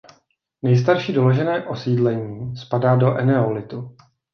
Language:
Czech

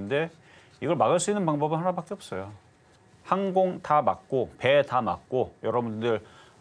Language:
Korean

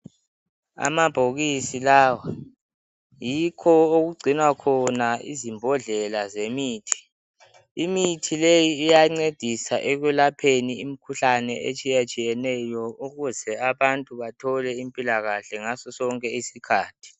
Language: North Ndebele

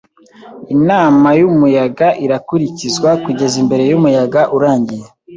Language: Kinyarwanda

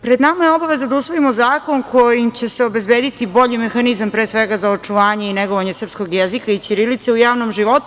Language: Serbian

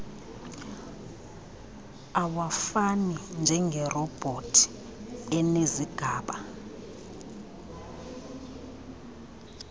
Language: Xhosa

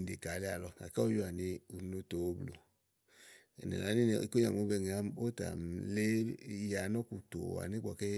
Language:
Igo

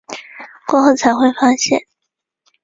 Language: Chinese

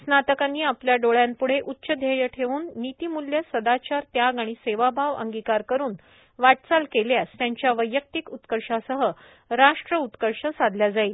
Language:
Marathi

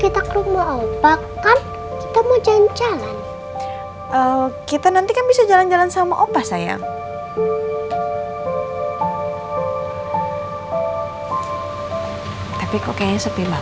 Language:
Indonesian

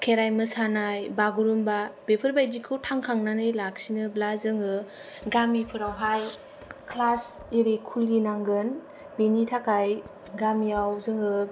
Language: Bodo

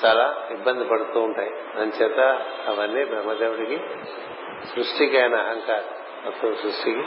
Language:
Telugu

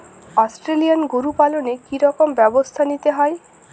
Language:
Bangla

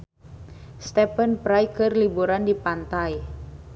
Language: Sundanese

